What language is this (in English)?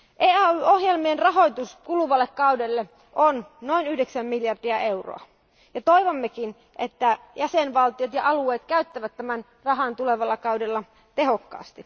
Finnish